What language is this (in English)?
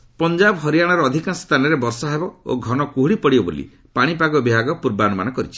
Odia